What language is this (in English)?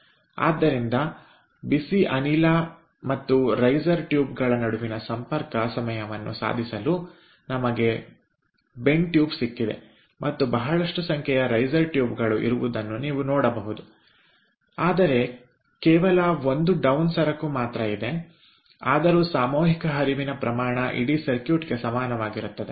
Kannada